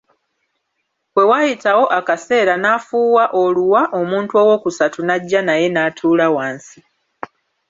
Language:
Ganda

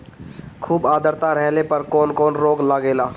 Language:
Bhojpuri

